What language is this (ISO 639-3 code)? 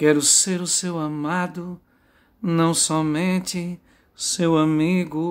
por